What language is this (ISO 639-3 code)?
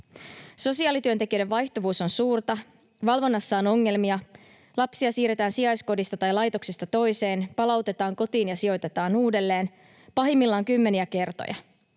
fin